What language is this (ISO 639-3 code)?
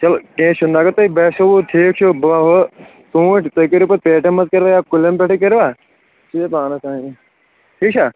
kas